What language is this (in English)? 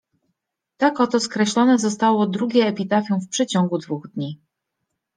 Polish